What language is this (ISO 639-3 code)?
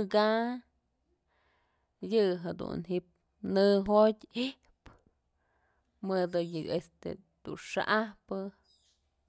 mzl